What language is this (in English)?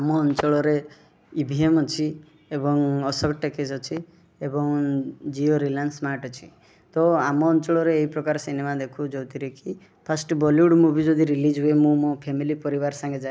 Odia